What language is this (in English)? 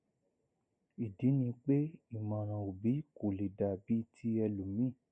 Yoruba